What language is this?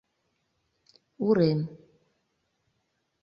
Mari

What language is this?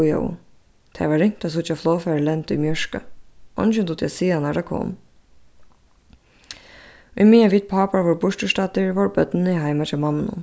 Faroese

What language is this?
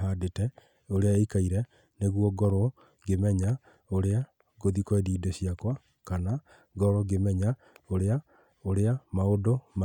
Kikuyu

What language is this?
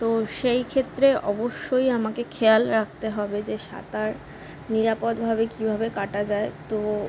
Bangla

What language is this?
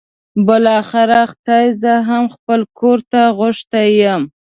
Pashto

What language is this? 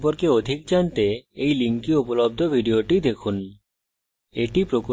Bangla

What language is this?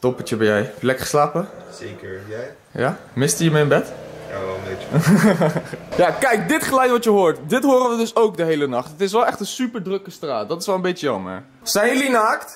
Dutch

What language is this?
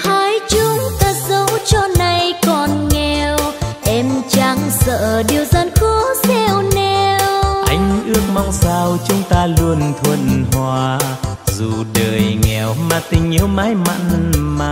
Vietnamese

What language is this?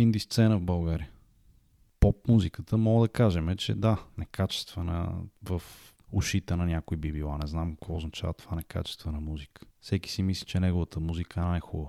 Bulgarian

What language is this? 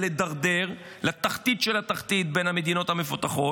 Hebrew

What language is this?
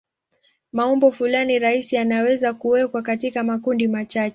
Swahili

